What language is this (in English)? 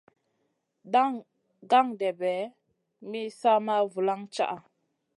Masana